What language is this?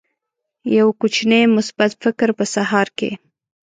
Pashto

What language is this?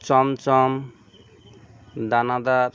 Bangla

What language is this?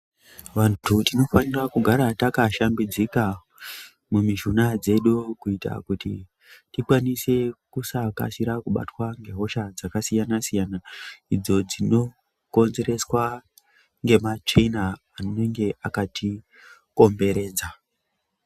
Ndau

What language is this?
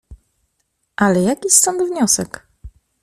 Polish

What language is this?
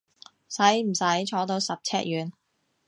Cantonese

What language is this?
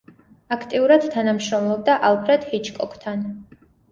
Georgian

